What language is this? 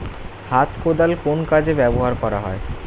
Bangla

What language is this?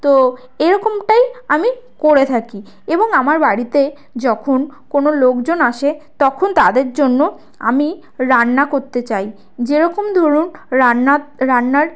Bangla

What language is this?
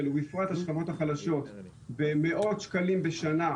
Hebrew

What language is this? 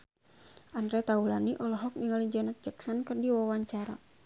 Sundanese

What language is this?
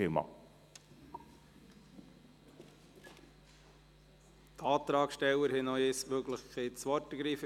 Swiss German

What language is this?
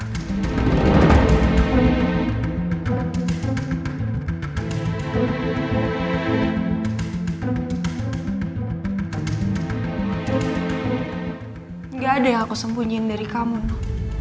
Indonesian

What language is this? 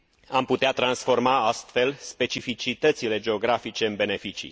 Romanian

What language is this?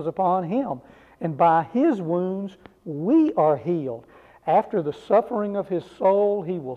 English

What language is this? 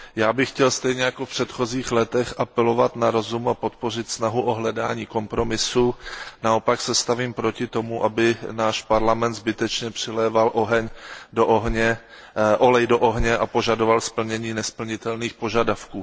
Czech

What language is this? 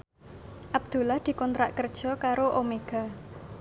Javanese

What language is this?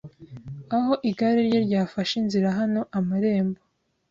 Kinyarwanda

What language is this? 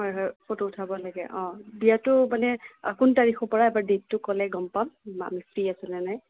Assamese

